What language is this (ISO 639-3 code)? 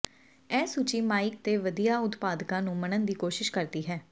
pan